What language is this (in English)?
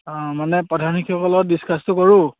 Assamese